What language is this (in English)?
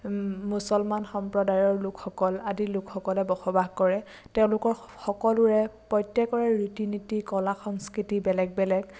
Assamese